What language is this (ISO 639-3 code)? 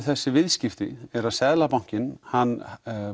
isl